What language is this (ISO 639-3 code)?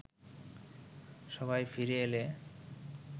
ben